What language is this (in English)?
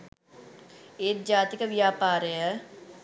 Sinhala